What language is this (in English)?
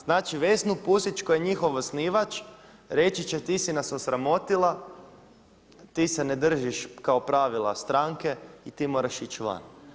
Croatian